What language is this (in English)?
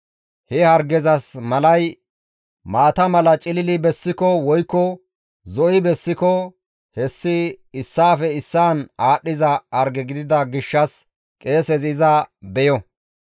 Gamo